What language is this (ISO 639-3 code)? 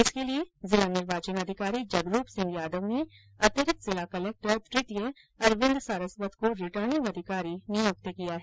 hin